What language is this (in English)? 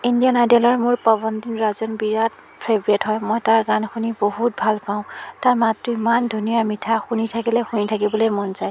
Assamese